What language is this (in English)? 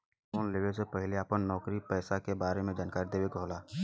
Bhojpuri